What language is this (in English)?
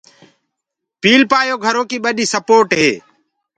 Gurgula